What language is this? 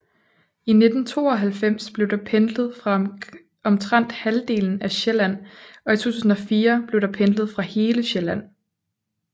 Danish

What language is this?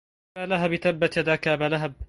Arabic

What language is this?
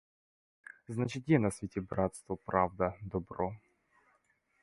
Ukrainian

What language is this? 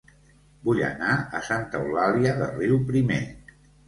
Catalan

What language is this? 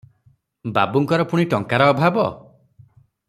Odia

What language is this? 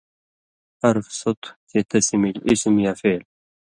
Indus Kohistani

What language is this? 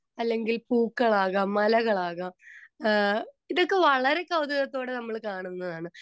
Malayalam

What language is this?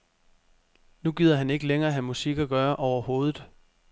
Danish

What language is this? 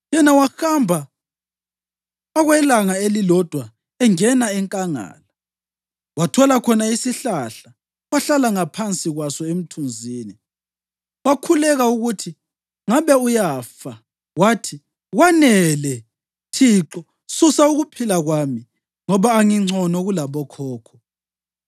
North Ndebele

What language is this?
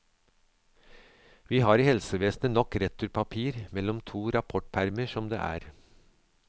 Norwegian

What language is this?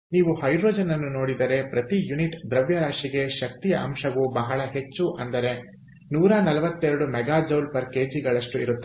Kannada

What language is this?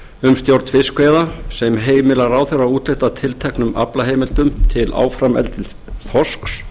Icelandic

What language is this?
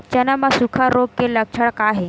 Chhattisgarhi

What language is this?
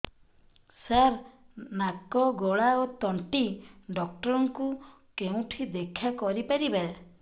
Odia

